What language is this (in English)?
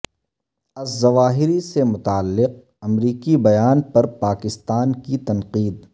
Urdu